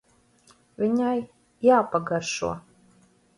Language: Latvian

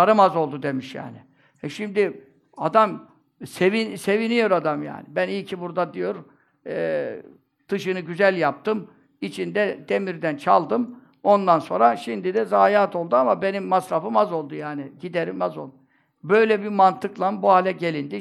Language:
Turkish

